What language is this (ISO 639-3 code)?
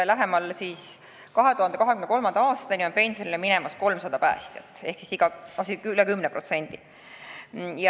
est